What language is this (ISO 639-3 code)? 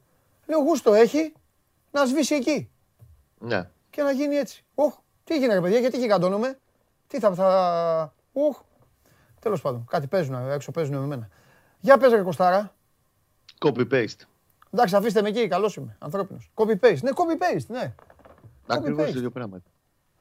ell